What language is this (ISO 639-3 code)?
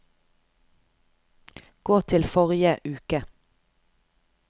nor